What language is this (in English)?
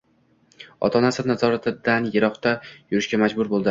Uzbek